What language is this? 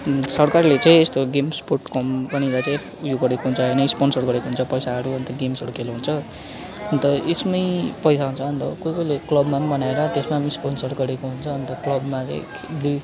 Nepali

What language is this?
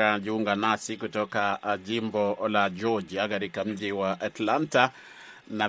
Swahili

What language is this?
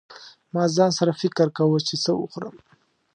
Pashto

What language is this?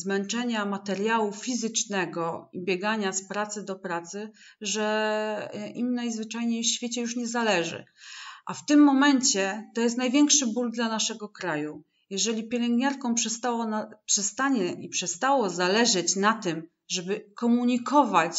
Polish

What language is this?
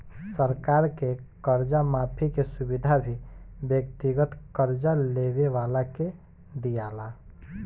Bhojpuri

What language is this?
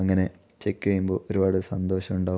Malayalam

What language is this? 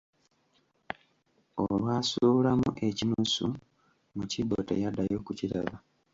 Ganda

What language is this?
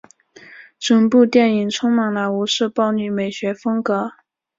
Chinese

